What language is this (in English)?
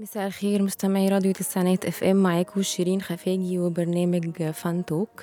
Arabic